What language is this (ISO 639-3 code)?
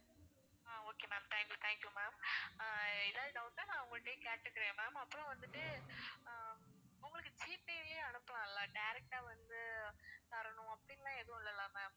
tam